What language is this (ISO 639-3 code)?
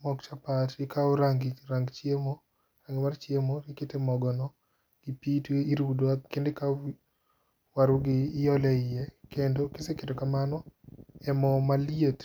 luo